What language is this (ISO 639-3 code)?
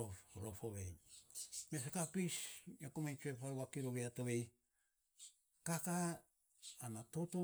sps